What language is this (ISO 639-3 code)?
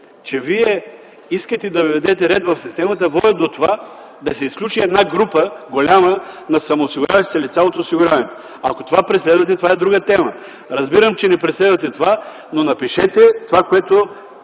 bul